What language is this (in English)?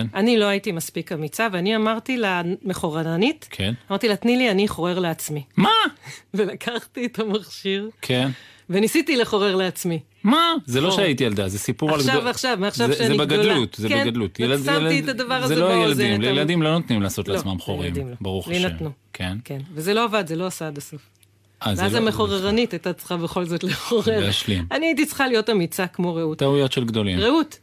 Hebrew